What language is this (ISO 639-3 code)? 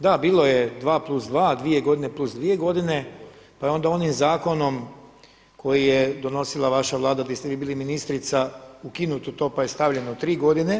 hrv